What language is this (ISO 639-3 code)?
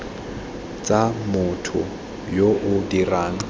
tsn